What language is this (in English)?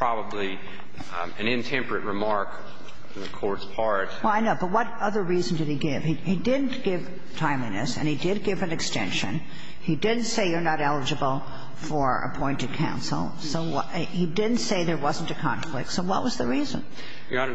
English